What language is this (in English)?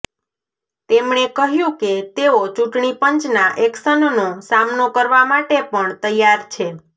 Gujarati